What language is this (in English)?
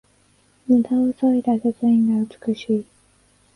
Japanese